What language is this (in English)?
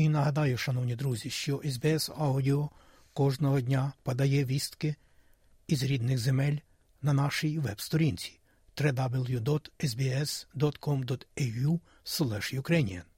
Ukrainian